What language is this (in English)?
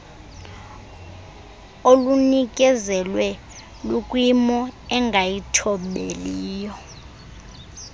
Xhosa